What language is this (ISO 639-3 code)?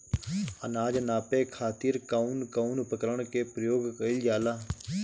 bho